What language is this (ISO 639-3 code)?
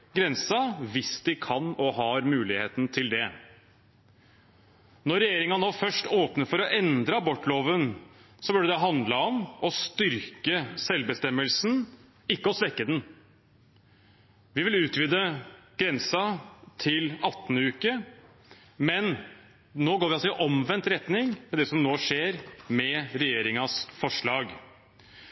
nob